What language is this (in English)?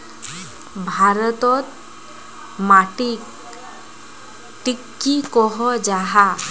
Magahi